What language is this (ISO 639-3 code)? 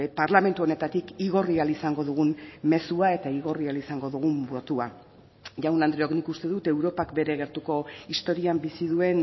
eus